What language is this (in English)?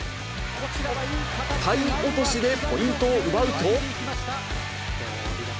Japanese